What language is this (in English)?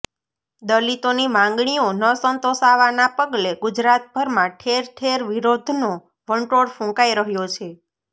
Gujarati